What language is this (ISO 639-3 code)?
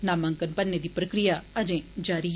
doi